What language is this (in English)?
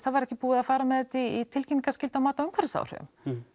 Icelandic